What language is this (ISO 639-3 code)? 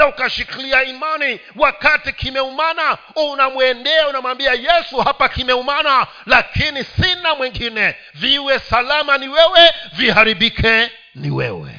swa